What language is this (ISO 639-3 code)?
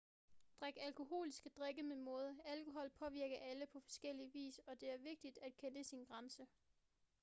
dan